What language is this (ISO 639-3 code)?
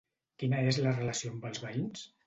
cat